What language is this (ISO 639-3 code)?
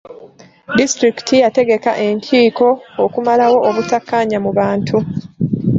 lug